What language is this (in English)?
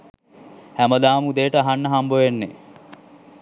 Sinhala